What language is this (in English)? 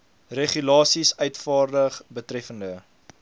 Afrikaans